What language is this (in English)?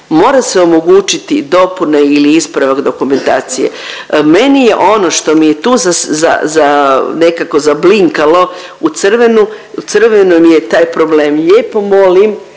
Croatian